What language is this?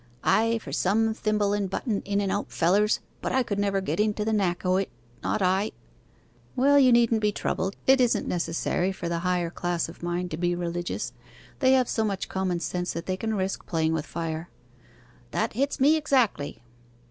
English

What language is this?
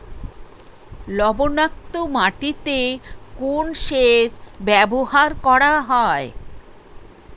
Bangla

